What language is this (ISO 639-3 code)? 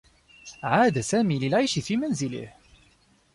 ara